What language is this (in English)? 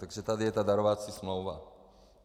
Czech